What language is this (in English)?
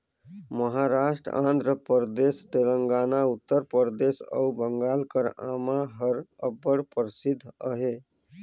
Chhattisgarhi